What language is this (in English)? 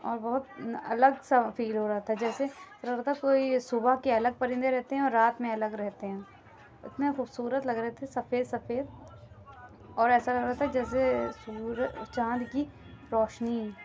Urdu